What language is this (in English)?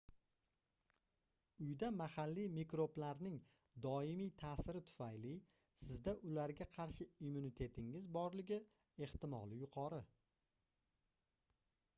Uzbek